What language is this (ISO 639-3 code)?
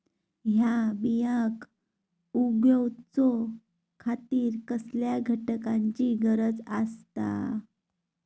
mar